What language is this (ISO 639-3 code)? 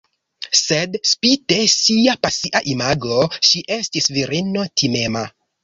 epo